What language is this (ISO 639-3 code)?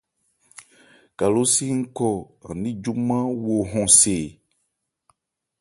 ebr